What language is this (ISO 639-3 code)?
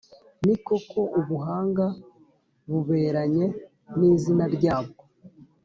kin